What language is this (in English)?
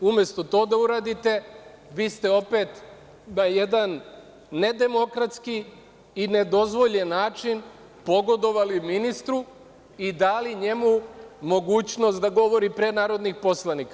Serbian